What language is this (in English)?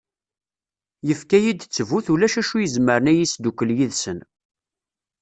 Kabyle